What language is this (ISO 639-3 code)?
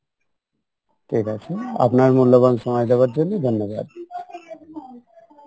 ben